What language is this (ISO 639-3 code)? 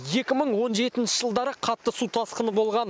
kaz